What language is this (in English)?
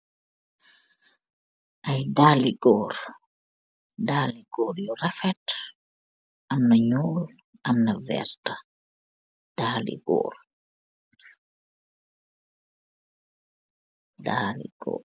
Wolof